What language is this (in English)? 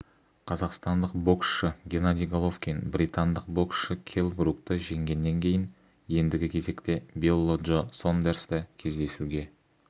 Kazakh